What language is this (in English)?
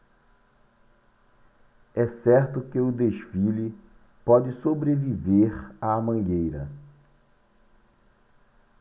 Portuguese